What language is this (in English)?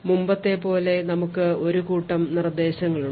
Malayalam